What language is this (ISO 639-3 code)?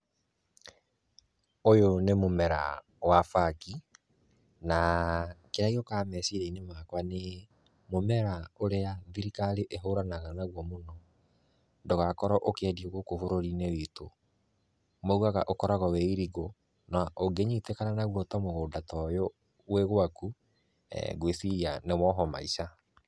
kik